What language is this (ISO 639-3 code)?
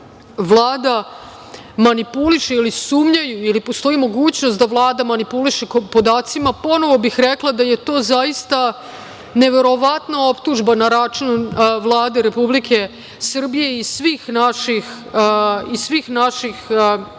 srp